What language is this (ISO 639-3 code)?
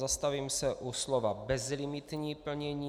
ces